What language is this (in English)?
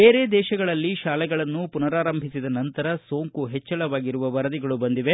Kannada